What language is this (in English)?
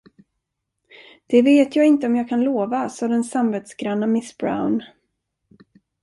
Swedish